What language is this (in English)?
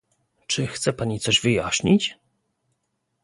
Polish